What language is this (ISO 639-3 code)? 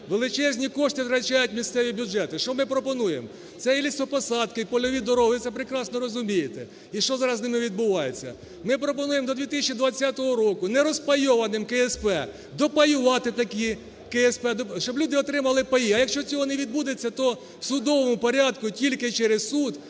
ukr